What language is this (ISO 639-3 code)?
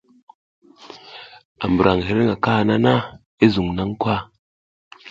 giz